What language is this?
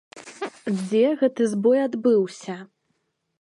Belarusian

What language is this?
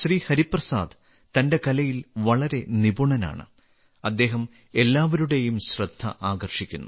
Malayalam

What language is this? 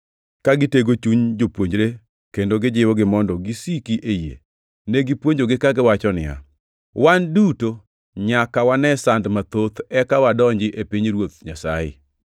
Luo (Kenya and Tanzania)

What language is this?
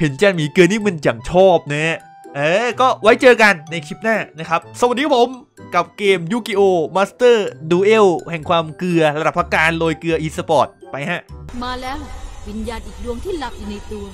Thai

